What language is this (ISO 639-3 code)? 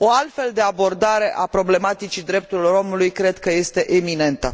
ron